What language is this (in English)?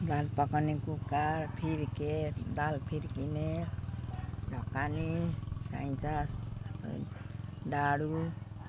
Nepali